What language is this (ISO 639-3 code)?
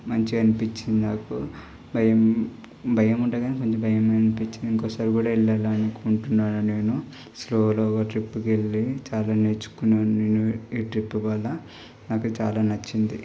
tel